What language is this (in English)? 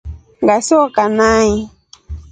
Rombo